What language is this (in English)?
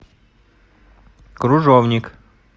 Russian